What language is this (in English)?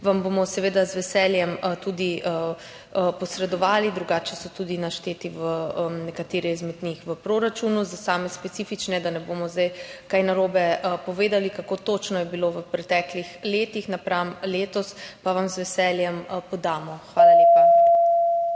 Slovenian